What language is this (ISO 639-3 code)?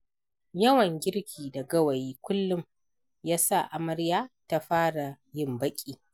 hau